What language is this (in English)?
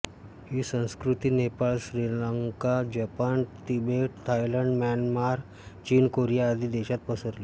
Marathi